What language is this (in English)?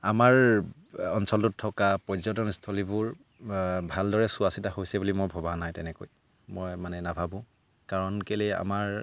Assamese